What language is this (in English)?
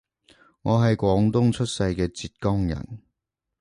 Cantonese